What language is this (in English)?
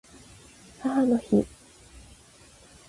Japanese